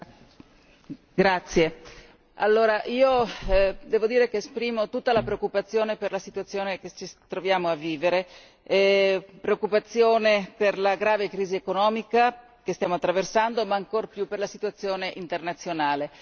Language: Italian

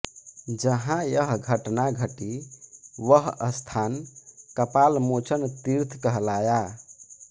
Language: Hindi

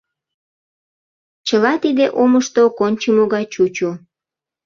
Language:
Mari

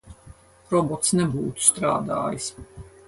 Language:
Latvian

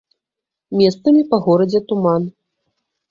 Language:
Belarusian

